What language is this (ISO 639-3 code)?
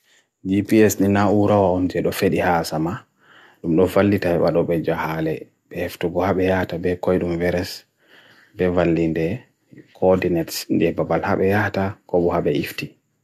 fui